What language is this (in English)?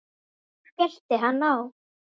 Icelandic